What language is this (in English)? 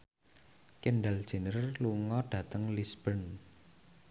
Javanese